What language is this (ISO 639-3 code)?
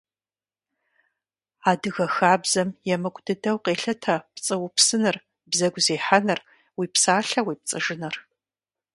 kbd